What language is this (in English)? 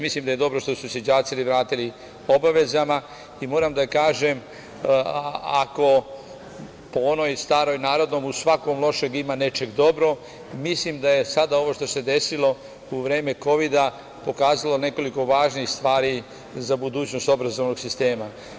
Serbian